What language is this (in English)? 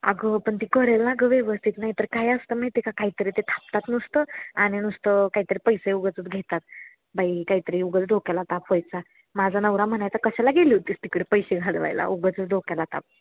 Marathi